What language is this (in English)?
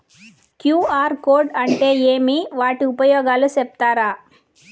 Telugu